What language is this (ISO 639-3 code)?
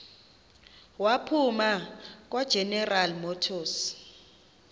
xho